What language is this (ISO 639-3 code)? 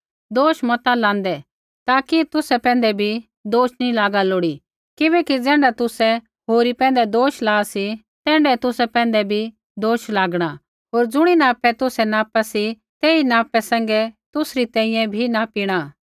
kfx